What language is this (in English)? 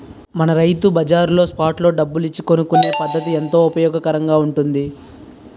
Telugu